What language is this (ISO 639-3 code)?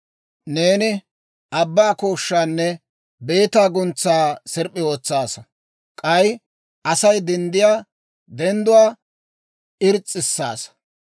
dwr